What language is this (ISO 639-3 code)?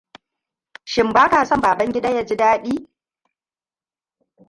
hau